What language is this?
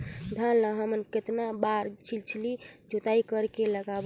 Chhattisgarhi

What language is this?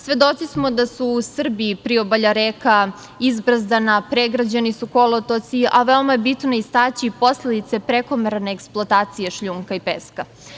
Serbian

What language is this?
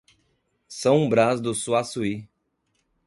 Portuguese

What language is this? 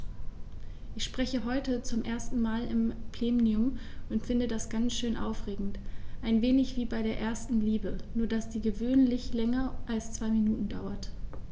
German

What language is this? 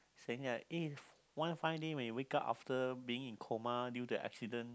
English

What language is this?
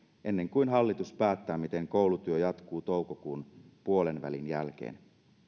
Finnish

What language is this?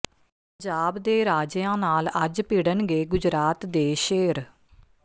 Punjabi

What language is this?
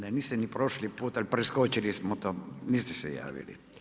Croatian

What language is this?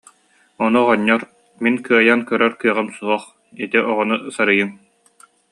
Yakut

